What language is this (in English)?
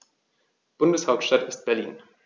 German